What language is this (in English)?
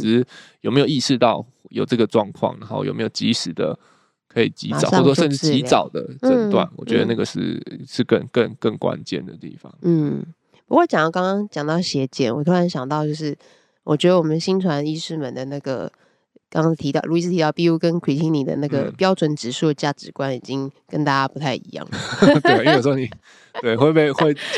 Chinese